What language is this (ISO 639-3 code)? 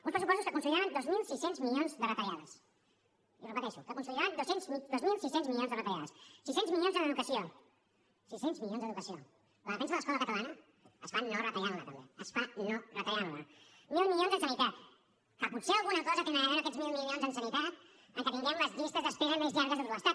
cat